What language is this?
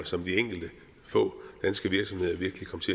Danish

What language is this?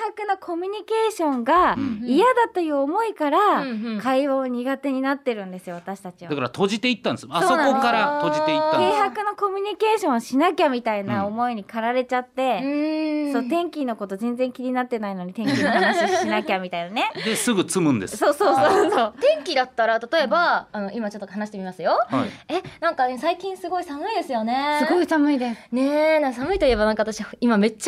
Japanese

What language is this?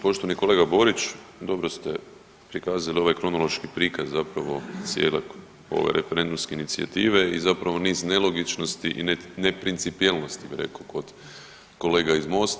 Croatian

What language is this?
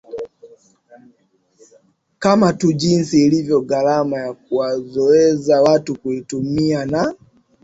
Swahili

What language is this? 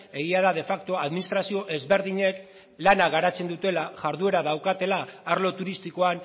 Basque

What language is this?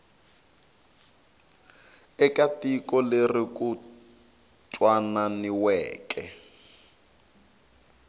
Tsonga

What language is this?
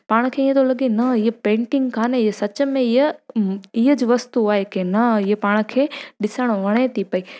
Sindhi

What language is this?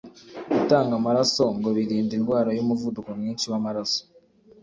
Kinyarwanda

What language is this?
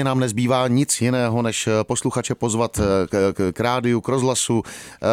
Czech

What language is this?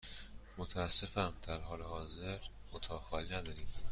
Persian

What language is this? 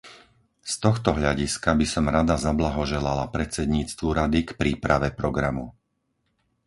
Slovak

